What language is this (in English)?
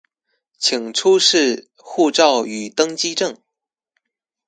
Chinese